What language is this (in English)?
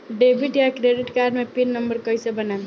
Bhojpuri